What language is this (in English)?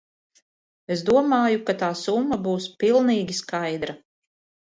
Latvian